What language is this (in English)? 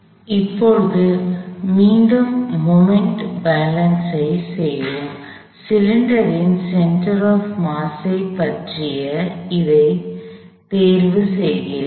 Tamil